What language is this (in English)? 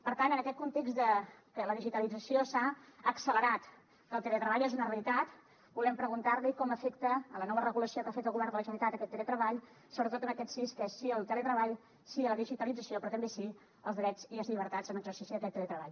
Catalan